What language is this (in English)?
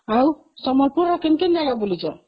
Odia